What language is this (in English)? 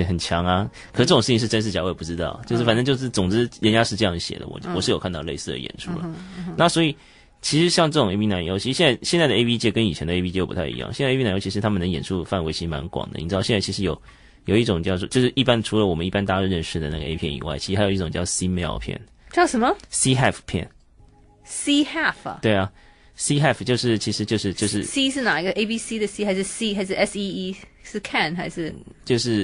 Chinese